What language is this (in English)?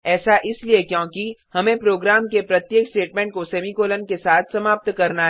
Hindi